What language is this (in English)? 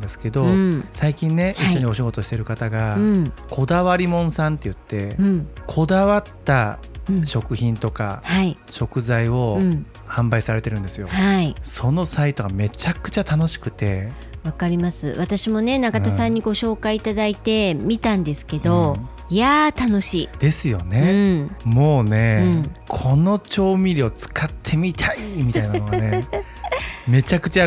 Japanese